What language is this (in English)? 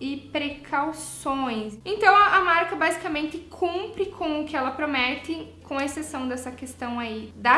Portuguese